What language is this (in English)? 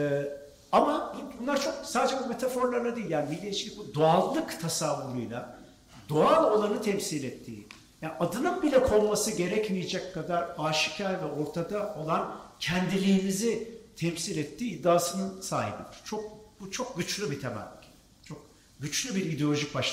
Turkish